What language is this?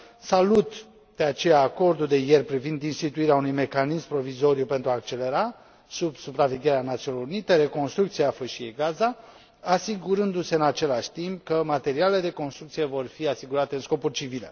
Romanian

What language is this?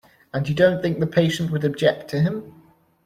English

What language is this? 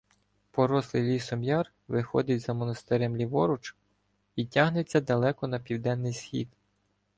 Ukrainian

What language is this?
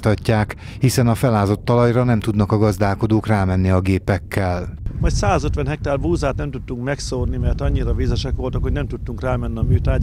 Hungarian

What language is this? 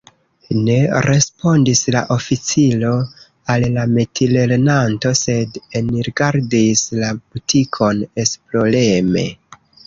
Esperanto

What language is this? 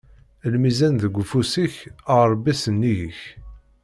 Kabyle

